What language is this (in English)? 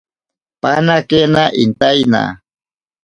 Ashéninka Perené